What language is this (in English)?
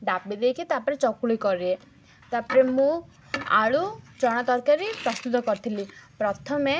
Odia